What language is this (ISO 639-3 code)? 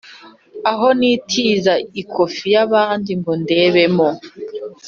kin